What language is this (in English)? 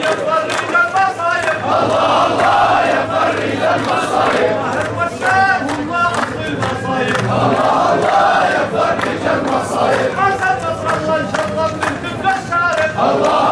Arabic